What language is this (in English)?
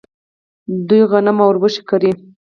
Pashto